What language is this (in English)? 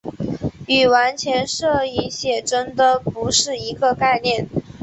Chinese